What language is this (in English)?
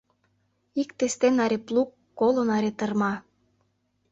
Mari